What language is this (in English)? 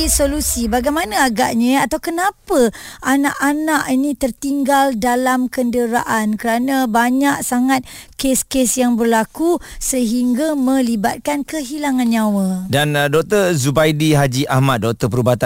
Malay